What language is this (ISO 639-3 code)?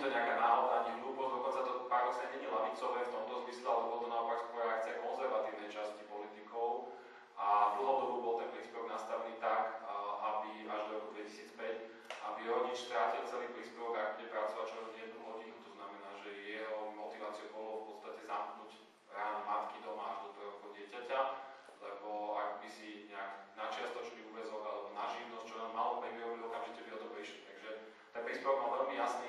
slk